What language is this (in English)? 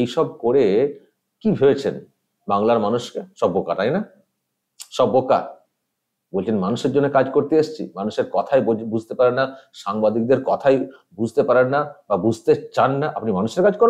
Turkish